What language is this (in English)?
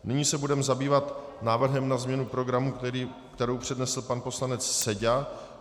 Czech